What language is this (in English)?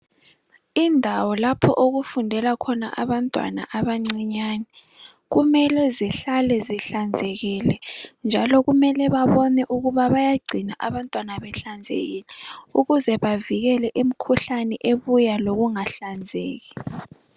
North Ndebele